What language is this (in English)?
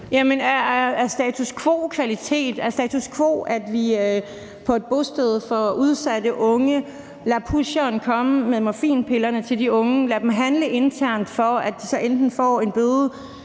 Danish